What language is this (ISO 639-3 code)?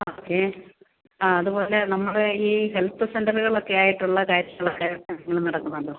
mal